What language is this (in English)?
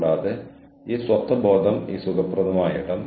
Malayalam